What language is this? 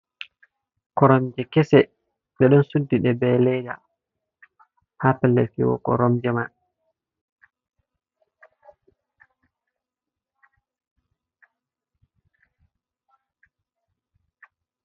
Fula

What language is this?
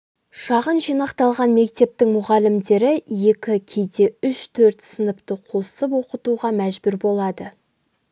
Kazakh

